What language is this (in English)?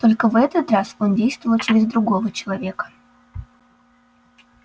Russian